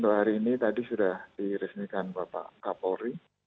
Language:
Indonesian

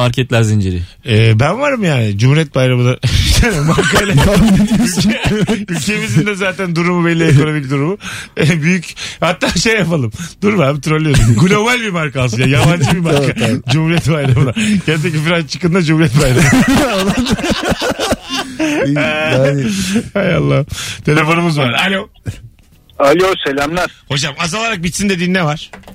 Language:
Turkish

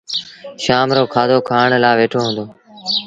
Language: Sindhi Bhil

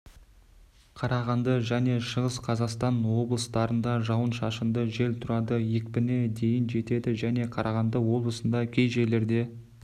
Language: Kazakh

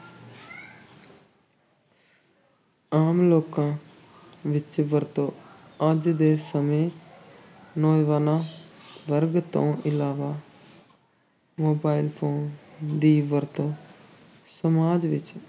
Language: Punjabi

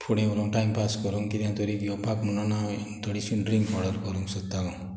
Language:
Konkani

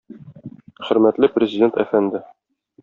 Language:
Tatar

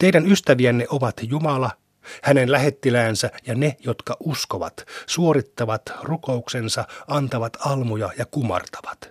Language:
Finnish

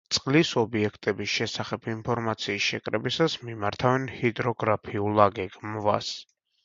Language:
Georgian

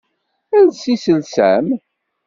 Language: Kabyle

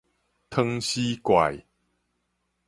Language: Min Nan Chinese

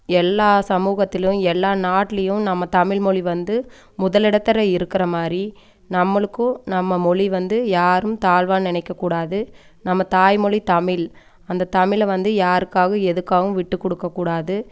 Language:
Tamil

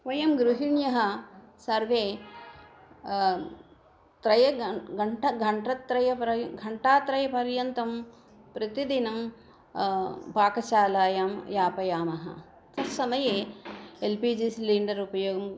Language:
Sanskrit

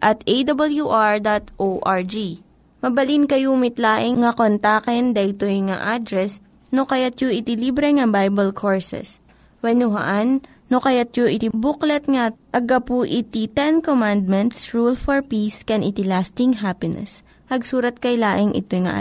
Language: Filipino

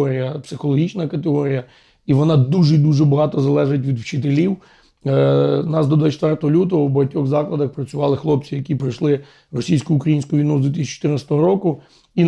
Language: Ukrainian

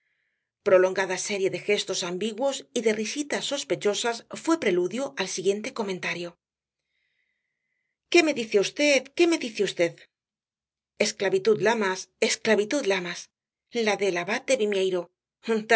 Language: Spanish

